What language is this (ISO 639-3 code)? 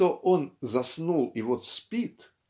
rus